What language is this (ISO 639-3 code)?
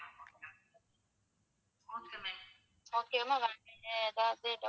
tam